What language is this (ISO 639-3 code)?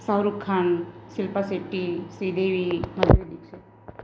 guj